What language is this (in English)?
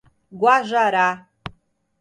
Portuguese